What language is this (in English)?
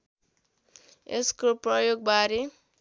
Nepali